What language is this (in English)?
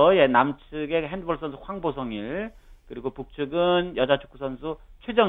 Korean